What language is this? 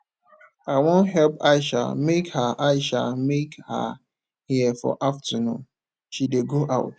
Nigerian Pidgin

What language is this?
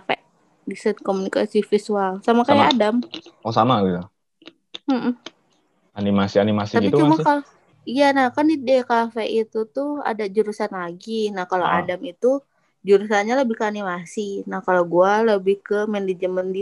Indonesian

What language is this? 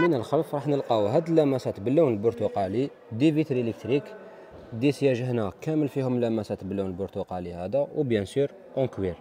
Arabic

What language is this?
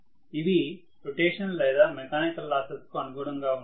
Telugu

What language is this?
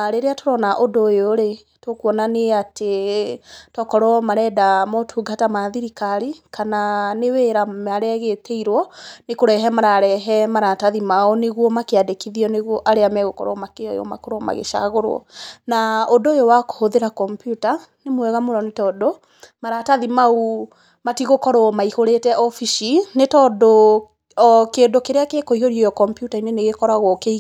Kikuyu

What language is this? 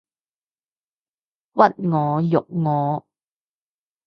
Cantonese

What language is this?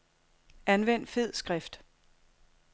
Danish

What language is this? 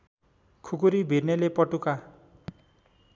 Nepali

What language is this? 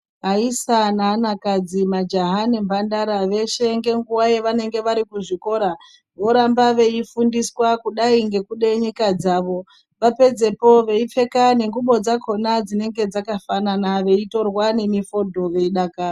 Ndau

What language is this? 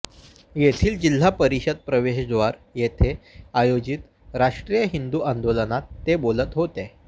Marathi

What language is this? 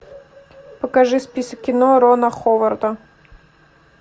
Russian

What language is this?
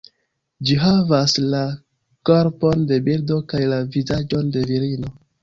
Esperanto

